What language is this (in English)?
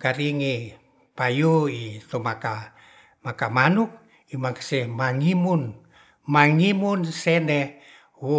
Ratahan